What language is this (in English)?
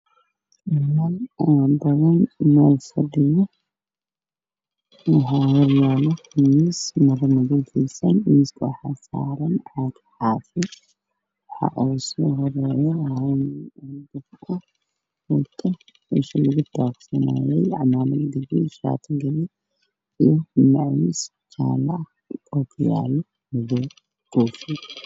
Somali